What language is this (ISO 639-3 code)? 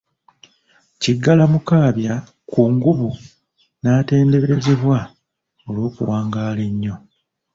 lug